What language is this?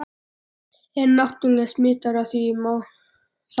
Icelandic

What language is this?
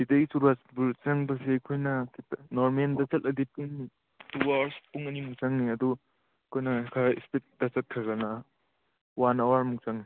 Manipuri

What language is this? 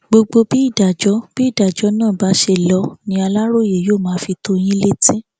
Yoruba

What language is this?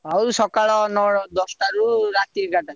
Odia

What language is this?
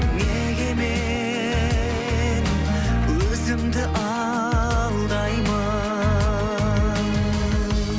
Kazakh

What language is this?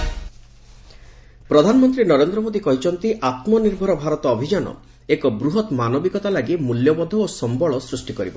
Odia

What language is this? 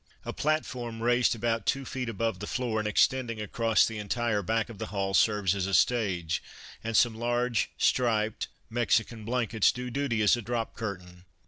English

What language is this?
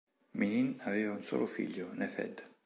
Italian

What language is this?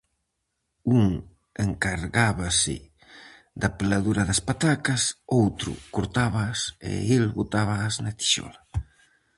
Galician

